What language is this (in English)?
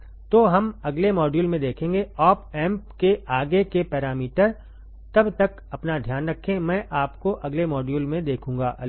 Hindi